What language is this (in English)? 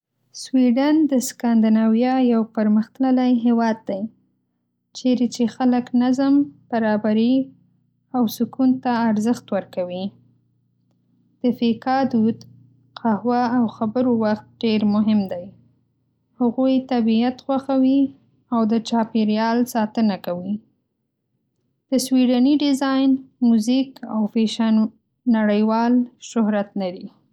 Pashto